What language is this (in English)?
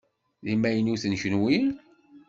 Kabyle